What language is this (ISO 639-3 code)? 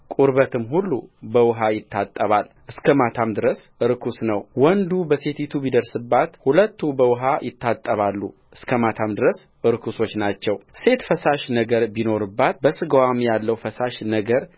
amh